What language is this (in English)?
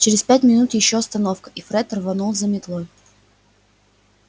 Russian